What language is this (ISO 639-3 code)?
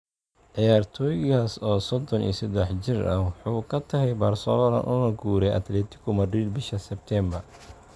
som